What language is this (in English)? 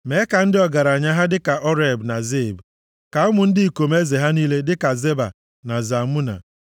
Igbo